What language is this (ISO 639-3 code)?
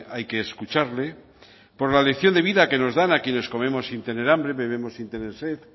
spa